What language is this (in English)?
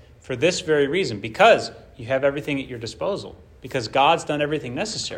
English